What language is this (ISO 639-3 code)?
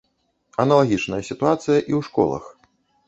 bel